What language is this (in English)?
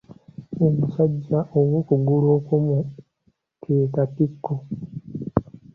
Ganda